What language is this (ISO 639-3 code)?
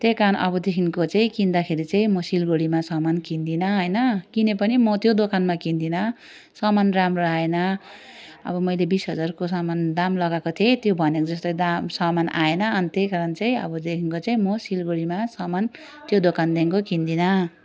nep